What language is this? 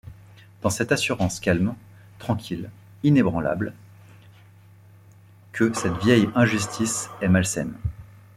French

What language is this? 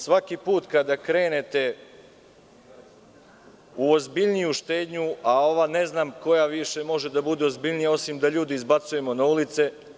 Serbian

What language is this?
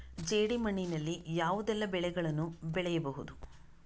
Kannada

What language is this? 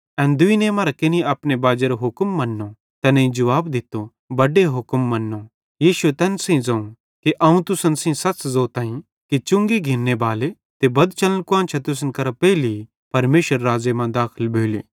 Bhadrawahi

